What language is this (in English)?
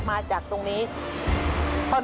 Thai